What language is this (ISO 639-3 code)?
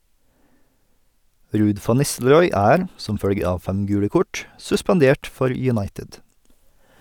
nor